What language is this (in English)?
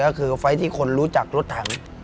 Thai